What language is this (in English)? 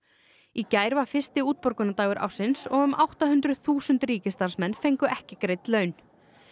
Icelandic